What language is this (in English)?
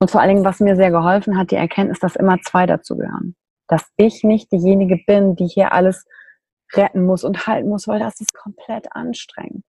German